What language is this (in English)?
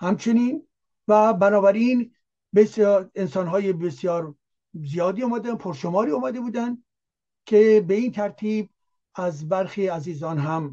Persian